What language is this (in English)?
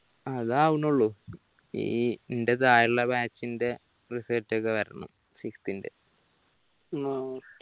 Malayalam